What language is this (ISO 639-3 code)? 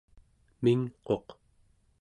esu